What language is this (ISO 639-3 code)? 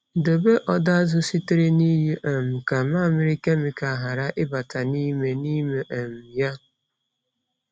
ibo